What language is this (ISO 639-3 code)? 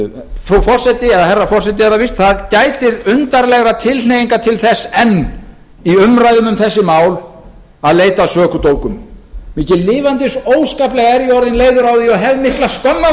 isl